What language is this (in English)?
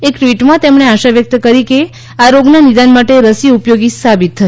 Gujarati